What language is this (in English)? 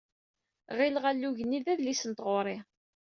Kabyle